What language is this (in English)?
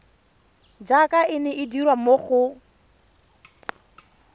Tswana